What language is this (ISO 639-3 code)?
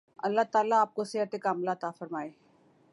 urd